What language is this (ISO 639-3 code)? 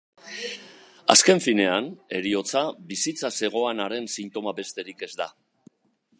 eus